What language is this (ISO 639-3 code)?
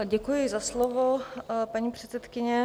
ces